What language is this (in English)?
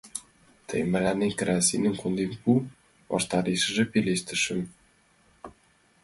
Mari